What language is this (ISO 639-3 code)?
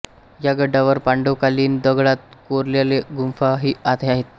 mar